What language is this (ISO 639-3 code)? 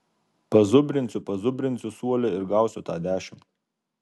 lit